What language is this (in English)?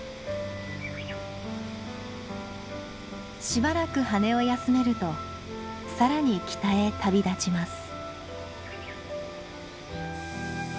Japanese